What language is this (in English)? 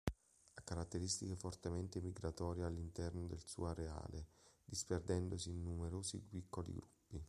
Italian